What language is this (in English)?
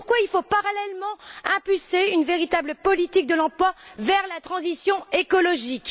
French